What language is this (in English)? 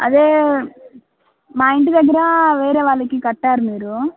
Telugu